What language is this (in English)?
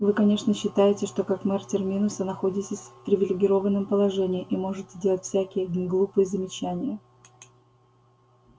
Russian